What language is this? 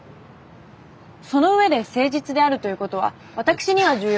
Japanese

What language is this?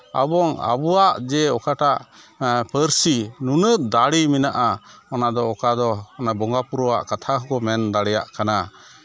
Santali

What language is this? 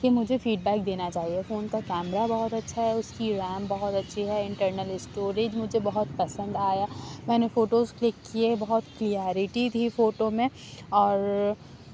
Urdu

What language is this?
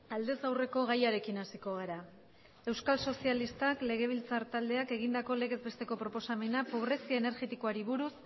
Basque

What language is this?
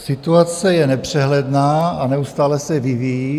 Czech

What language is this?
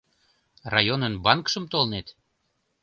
Mari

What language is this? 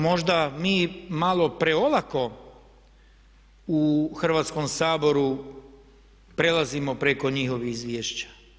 Croatian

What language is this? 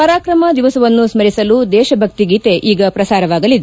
Kannada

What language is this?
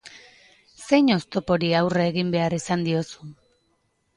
Basque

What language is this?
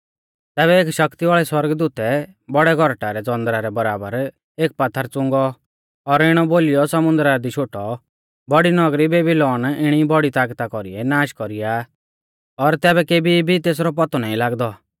Mahasu Pahari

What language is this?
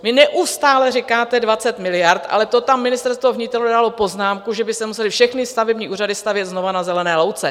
Czech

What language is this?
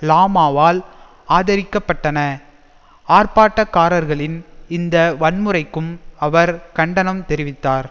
Tamil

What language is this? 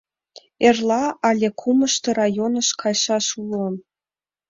Mari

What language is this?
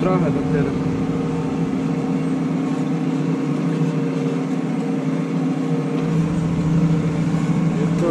Polish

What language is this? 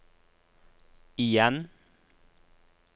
Norwegian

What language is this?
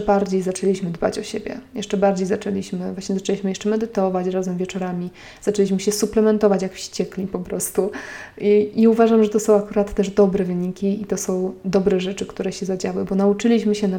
Polish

